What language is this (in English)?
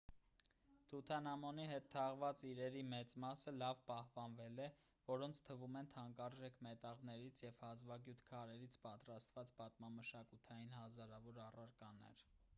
Armenian